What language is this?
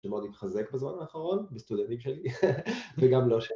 Hebrew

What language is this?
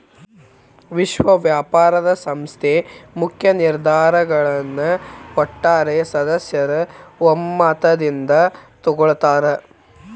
Kannada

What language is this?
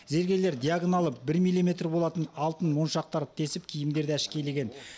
Kazakh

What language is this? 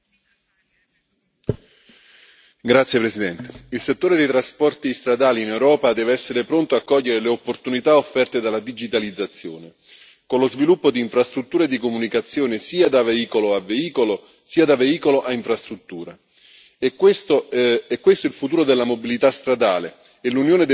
Italian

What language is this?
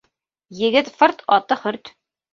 Bashkir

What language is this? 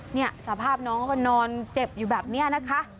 Thai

